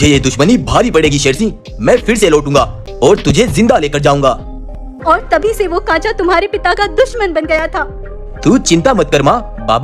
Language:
Hindi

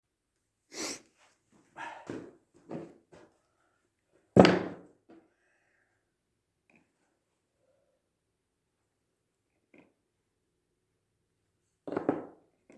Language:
Ukrainian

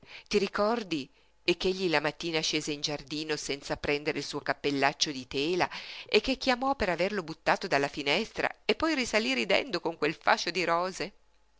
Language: Italian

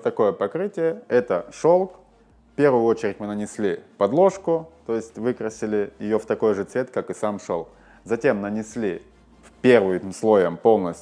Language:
Russian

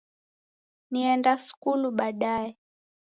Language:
Taita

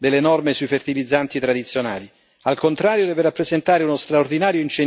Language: Italian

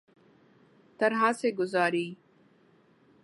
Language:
Urdu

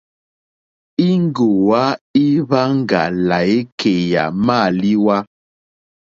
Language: Mokpwe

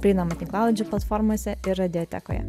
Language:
Lithuanian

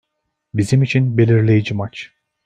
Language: Turkish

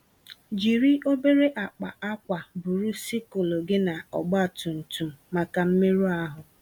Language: Igbo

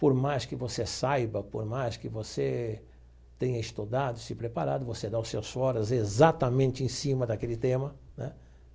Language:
Portuguese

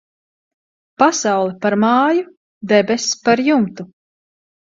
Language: Latvian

